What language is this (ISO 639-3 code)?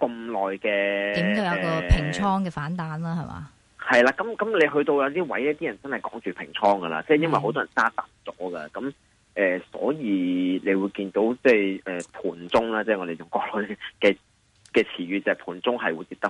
zho